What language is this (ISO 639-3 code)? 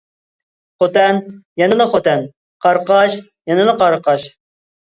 uig